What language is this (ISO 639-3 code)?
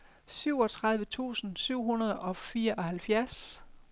dan